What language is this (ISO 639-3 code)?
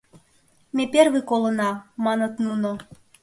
chm